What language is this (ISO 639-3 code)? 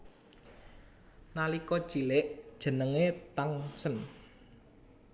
jav